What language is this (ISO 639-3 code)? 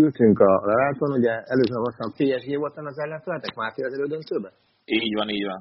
hun